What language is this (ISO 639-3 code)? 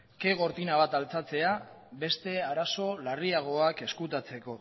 eus